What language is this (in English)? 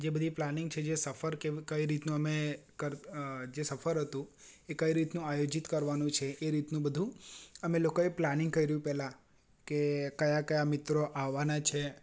Gujarati